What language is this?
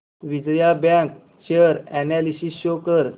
Marathi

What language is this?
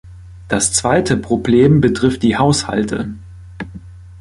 German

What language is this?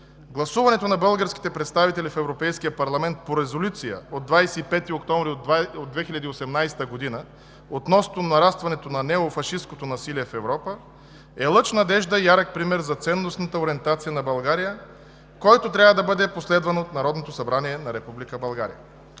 Bulgarian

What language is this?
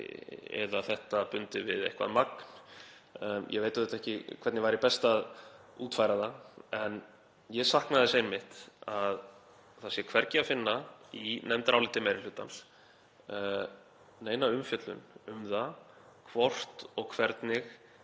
Icelandic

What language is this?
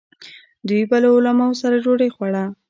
Pashto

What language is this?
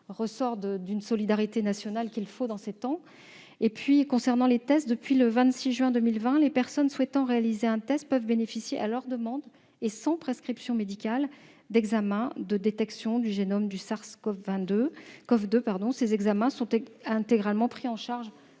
French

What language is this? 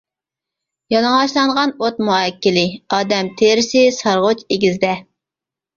Uyghur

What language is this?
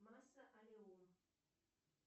Russian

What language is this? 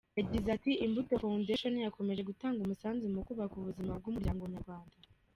Kinyarwanda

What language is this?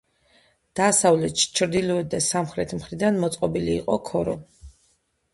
Georgian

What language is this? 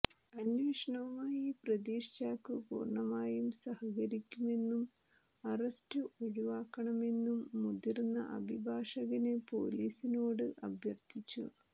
Malayalam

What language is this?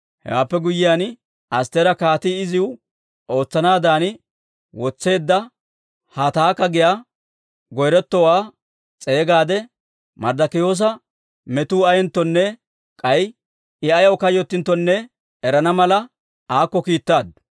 Dawro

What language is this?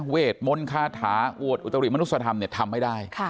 Thai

